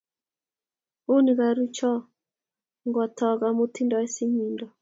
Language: Kalenjin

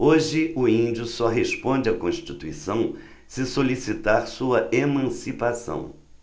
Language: Portuguese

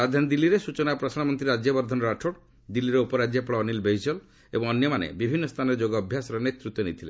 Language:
Odia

